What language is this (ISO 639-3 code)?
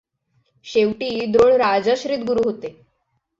mar